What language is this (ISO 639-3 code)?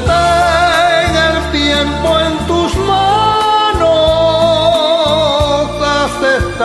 ron